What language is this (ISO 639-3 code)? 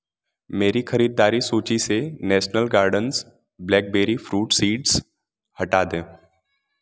hin